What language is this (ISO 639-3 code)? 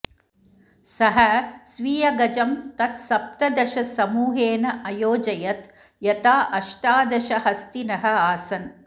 san